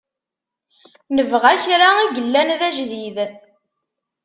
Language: Kabyle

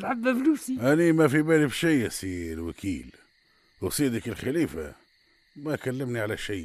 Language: Arabic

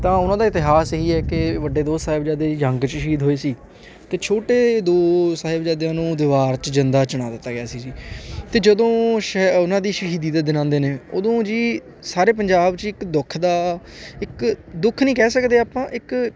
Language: Punjabi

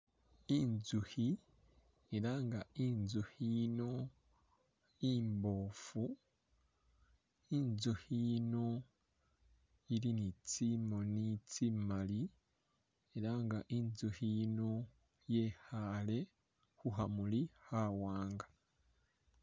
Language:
Masaaba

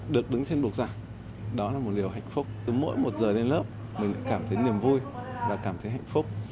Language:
Vietnamese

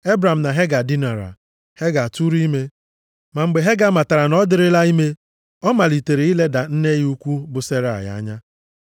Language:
Igbo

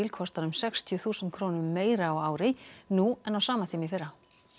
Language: Icelandic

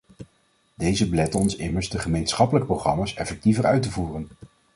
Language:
Dutch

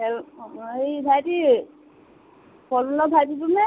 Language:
Assamese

